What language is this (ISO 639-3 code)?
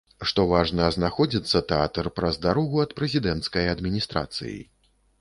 bel